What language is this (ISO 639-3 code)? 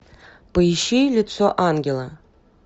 rus